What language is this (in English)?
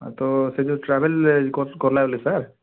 Odia